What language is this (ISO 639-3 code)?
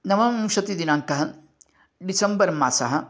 san